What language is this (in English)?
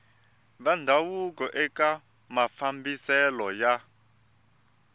Tsonga